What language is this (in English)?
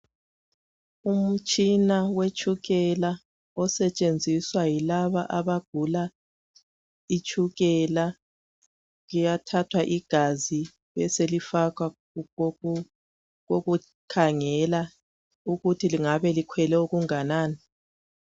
North Ndebele